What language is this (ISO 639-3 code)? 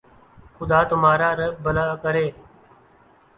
urd